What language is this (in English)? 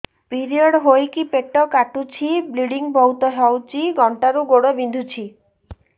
Odia